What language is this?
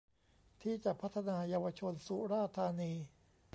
Thai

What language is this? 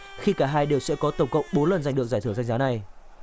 Vietnamese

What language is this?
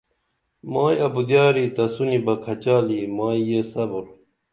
Dameli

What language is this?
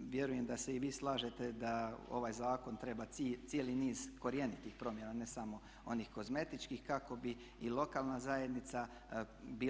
Croatian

